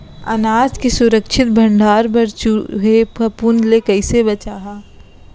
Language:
Chhattisgarhi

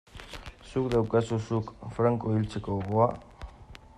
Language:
Basque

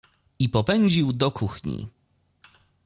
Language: Polish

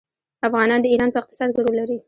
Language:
Pashto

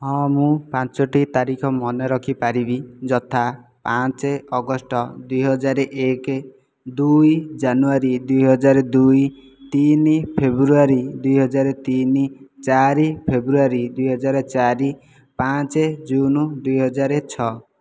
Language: Odia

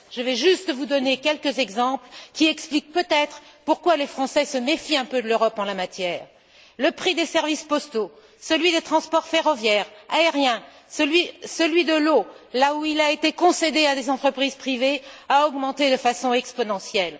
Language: French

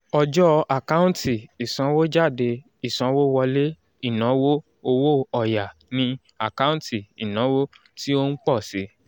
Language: Yoruba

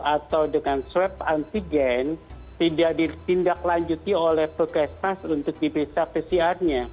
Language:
Indonesian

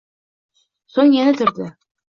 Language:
Uzbek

